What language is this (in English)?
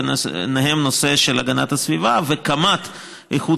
Hebrew